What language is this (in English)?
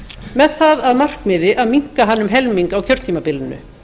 Icelandic